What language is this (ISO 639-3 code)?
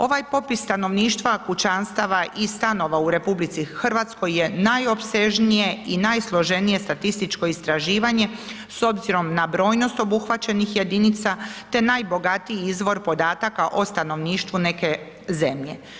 hrv